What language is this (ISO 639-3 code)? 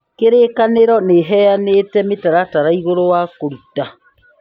kik